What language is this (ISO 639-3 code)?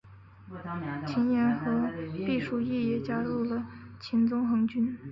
zho